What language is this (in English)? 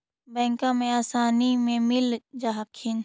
Magahi